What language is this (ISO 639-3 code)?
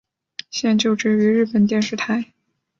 zho